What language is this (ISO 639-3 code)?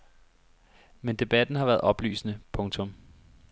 dan